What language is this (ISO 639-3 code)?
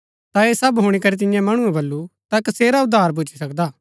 gbk